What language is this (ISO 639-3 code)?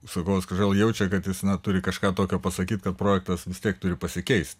lit